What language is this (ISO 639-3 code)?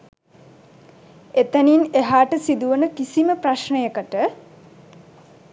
sin